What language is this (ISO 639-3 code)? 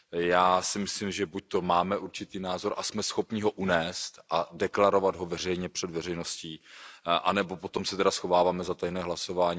ces